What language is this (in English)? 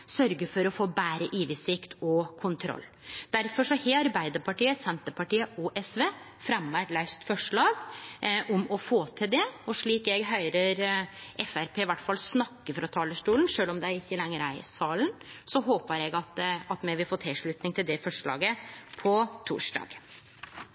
Norwegian Nynorsk